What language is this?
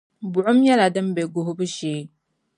Dagbani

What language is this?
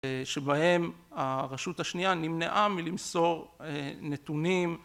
Hebrew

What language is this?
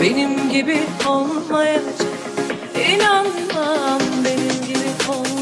Turkish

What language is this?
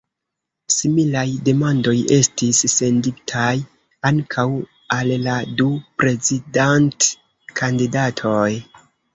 Esperanto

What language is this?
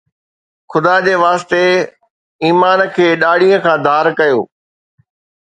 Sindhi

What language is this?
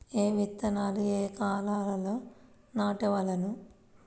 Telugu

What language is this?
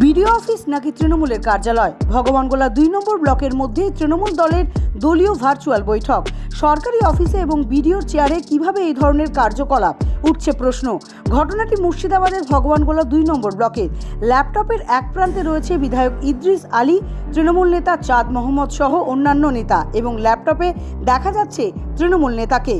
Turkish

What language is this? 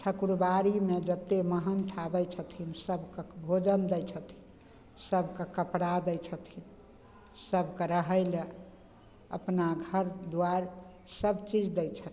Maithili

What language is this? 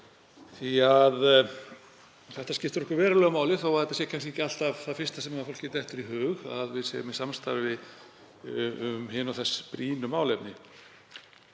Icelandic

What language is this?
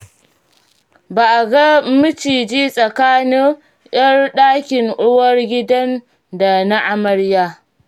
Hausa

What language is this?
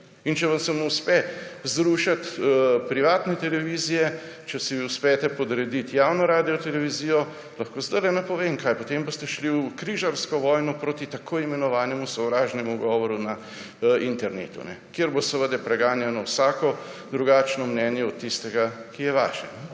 Slovenian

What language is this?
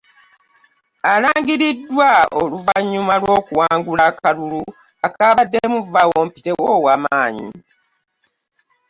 Ganda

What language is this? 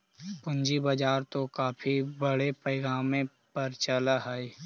Magahi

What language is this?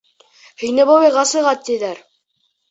Bashkir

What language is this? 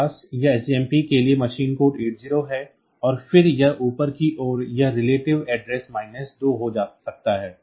Hindi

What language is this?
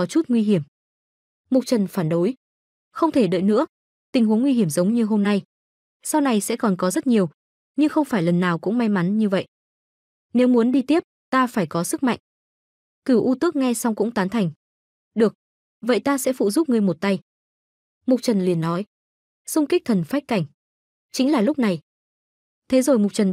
Vietnamese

